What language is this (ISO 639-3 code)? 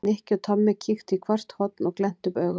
isl